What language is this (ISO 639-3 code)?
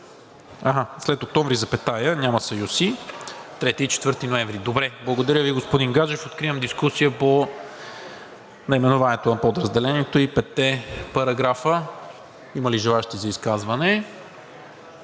bul